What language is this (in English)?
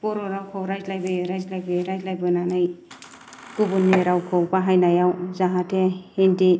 Bodo